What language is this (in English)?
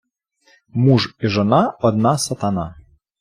Ukrainian